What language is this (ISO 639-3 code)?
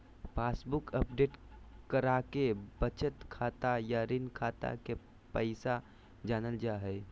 mag